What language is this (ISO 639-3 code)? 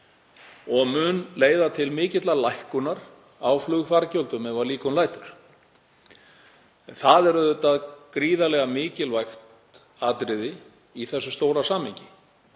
isl